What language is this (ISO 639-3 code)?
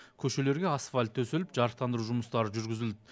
kaz